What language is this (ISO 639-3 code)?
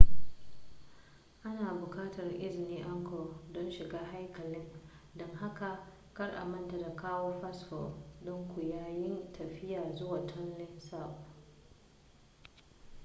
hau